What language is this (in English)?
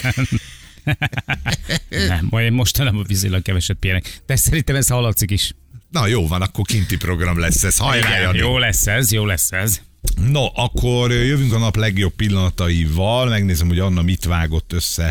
Hungarian